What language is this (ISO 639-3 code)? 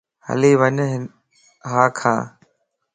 lss